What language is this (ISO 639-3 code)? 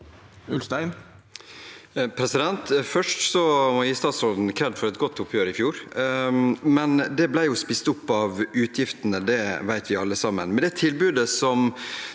nor